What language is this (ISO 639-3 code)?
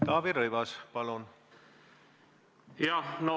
est